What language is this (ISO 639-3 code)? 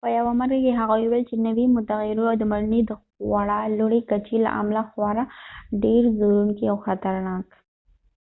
pus